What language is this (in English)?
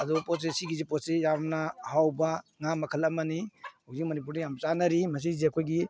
Manipuri